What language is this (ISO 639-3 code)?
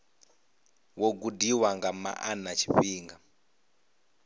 ven